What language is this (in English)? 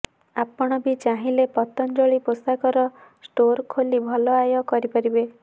Odia